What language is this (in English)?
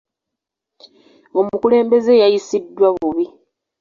Ganda